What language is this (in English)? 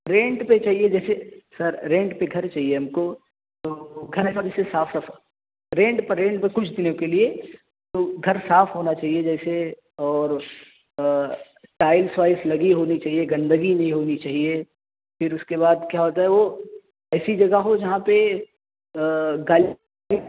Urdu